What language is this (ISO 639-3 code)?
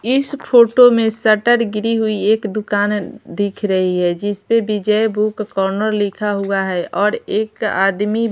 hin